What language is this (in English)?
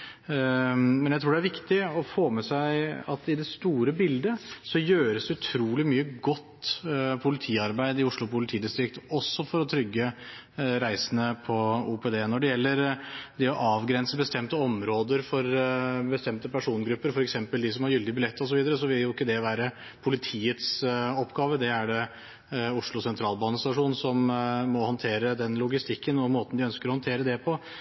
Norwegian Bokmål